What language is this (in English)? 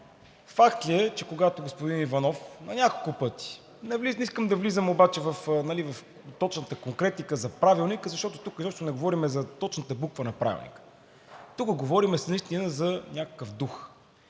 Bulgarian